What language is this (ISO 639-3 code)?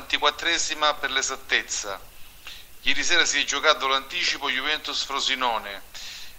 ita